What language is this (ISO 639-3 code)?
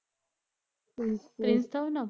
pan